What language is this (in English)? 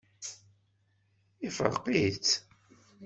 Kabyle